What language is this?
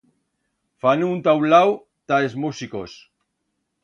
Aragonese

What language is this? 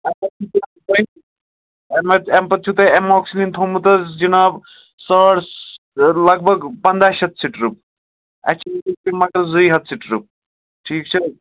Kashmiri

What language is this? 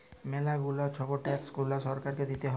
Bangla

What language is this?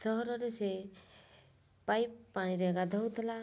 Odia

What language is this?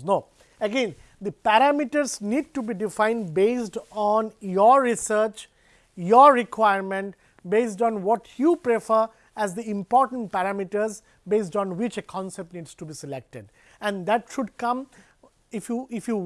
English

